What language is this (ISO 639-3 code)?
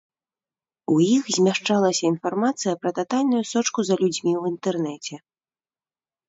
bel